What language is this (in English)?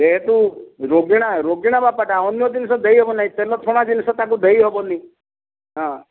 Odia